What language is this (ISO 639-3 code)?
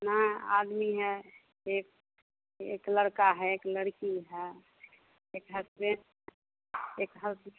hin